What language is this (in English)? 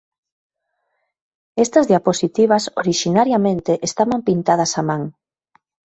Galician